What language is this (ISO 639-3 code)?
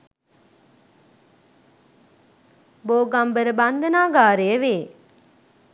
sin